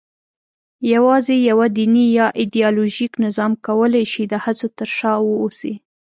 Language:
Pashto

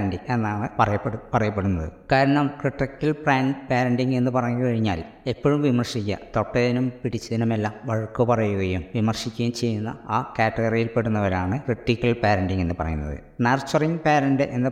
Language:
Malayalam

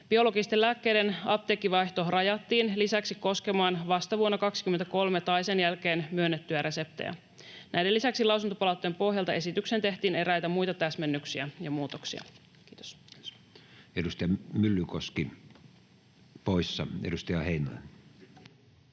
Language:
Finnish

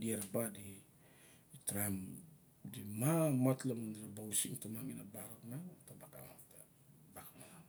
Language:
Barok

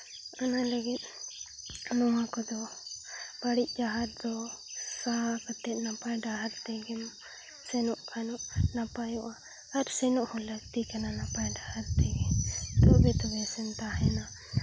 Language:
Santali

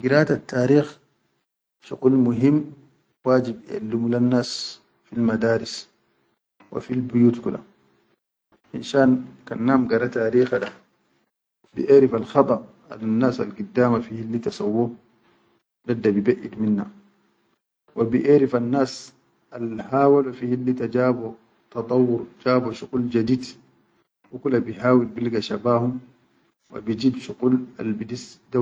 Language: Chadian Arabic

